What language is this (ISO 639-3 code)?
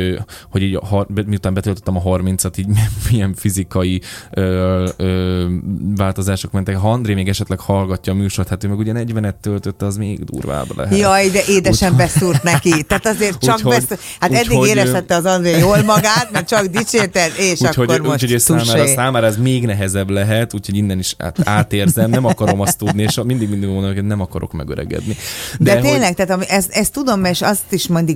hun